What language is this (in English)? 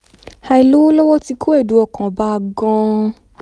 Yoruba